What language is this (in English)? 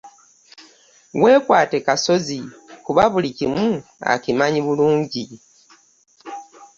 Ganda